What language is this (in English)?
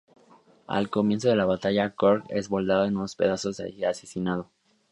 Spanish